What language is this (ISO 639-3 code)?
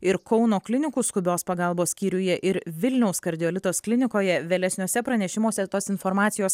lit